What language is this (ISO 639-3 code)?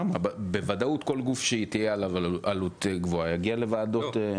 heb